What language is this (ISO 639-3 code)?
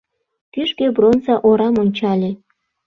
chm